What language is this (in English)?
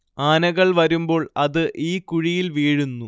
Malayalam